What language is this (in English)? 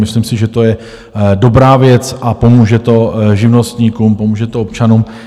Czech